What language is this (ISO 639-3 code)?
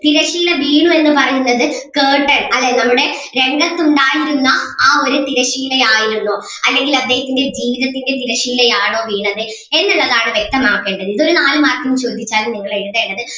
mal